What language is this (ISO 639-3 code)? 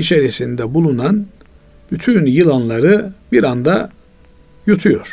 tur